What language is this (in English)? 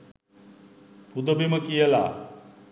Sinhala